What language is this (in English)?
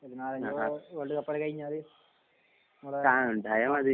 Malayalam